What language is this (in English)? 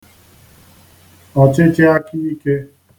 Igbo